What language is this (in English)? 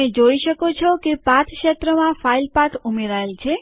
Gujarati